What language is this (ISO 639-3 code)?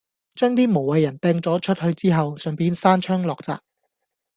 yue